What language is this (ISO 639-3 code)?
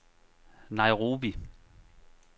dan